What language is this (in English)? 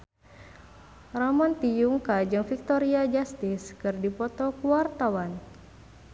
Sundanese